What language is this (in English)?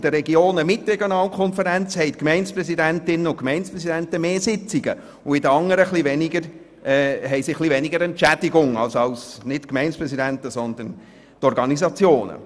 Swiss German